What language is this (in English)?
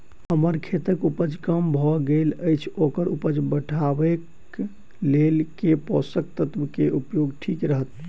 Maithili